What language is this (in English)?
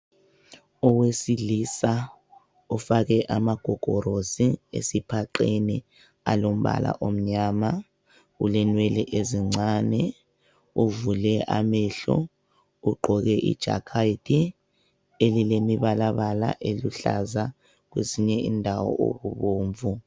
North Ndebele